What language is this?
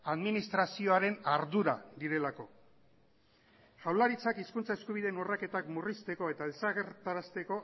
Basque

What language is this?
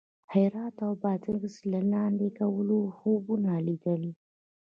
Pashto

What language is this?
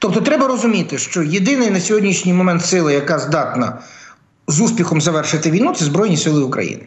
Ukrainian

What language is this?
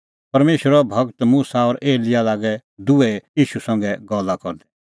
Kullu Pahari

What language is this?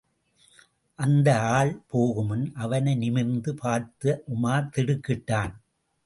Tamil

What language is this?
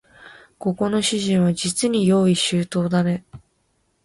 Japanese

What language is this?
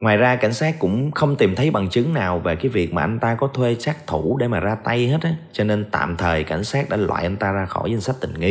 Vietnamese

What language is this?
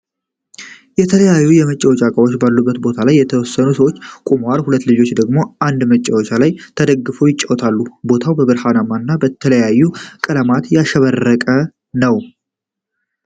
Amharic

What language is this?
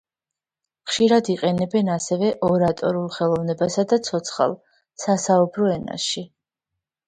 Georgian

